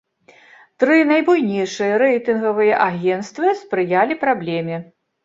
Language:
Belarusian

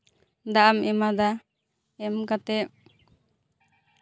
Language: Santali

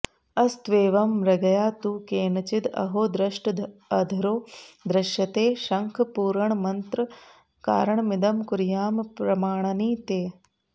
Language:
Sanskrit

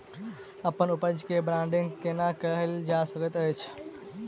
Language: Maithili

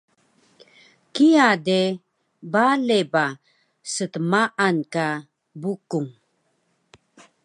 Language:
Taroko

